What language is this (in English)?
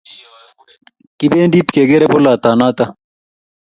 Kalenjin